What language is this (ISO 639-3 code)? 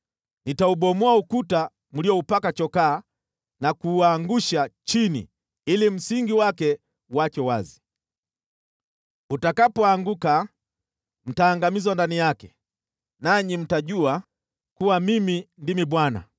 swa